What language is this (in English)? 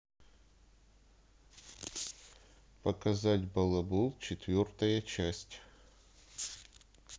Russian